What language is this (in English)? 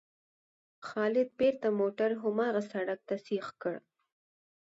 Pashto